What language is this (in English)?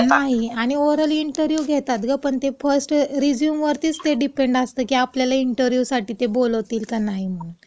Marathi